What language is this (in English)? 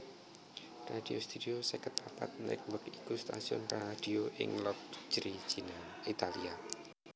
Javanese